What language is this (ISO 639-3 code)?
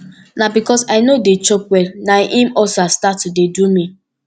pcm